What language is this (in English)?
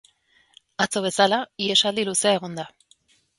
Basque